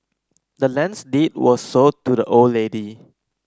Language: English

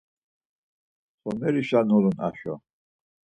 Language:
Laz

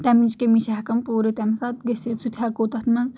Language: Kashmiri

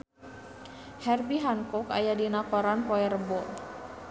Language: Sundanese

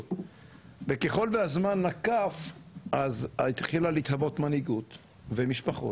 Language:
Hebrew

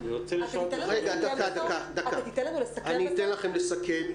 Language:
Hebrew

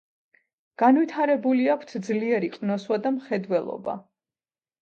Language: Georgian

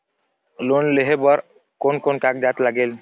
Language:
Chhattisgarhi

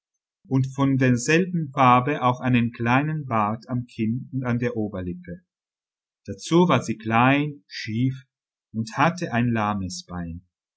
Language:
German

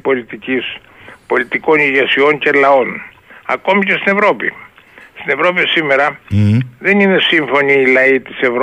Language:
Greek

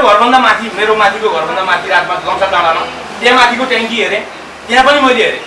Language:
Indonesian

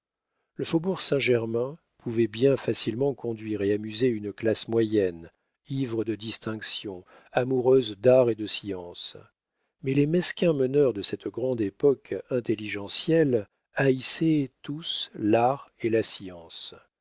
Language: French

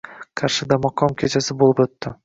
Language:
Uzbek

